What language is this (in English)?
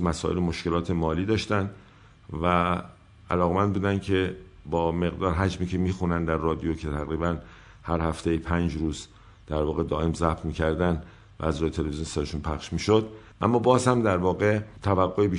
Persian